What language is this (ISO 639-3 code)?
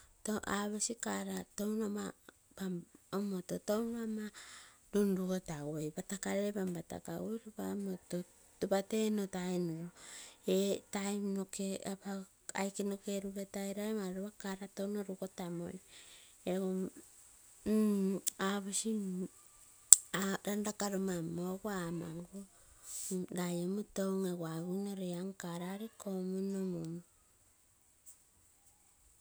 buo